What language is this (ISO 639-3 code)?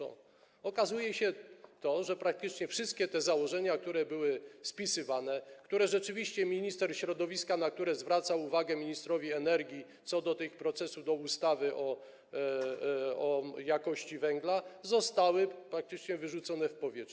pol